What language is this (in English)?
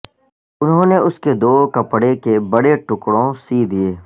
Urdu